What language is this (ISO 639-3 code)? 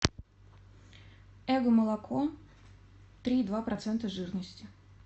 rus